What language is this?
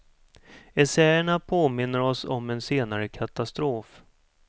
Swedish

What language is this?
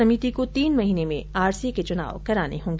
Hindi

